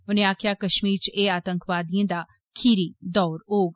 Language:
Dogri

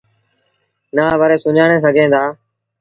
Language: Sindhi Bhil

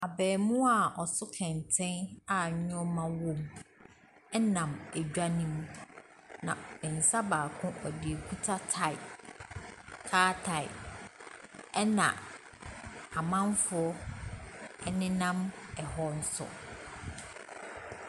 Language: Akan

